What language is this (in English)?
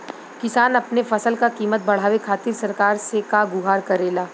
Bhojpuri